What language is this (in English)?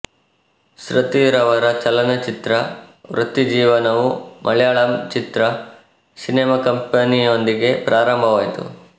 Kannada